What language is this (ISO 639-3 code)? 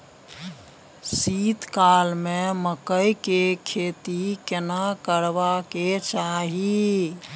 mai